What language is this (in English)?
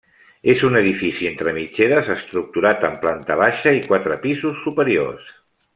Catalan